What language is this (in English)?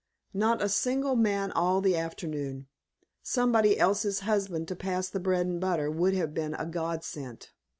English